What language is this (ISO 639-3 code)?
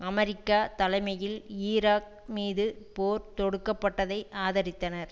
tam